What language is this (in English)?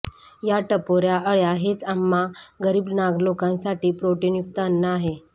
Marathi